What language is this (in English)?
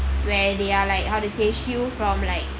English